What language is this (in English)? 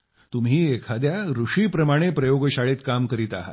Marathi